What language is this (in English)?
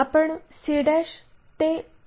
Marathi